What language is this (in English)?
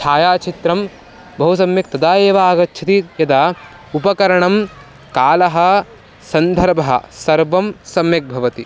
Sanskrit